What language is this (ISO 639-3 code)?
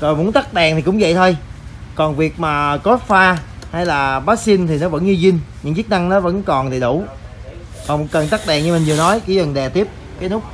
vie